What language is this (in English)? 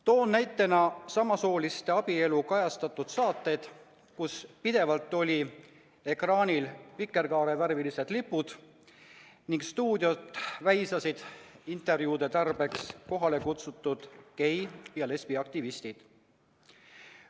Estonian